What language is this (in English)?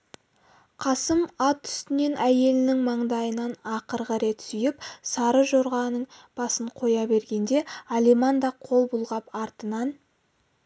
Kazakh